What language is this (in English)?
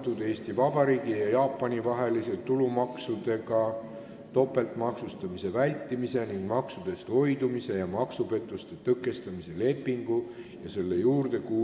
Estonian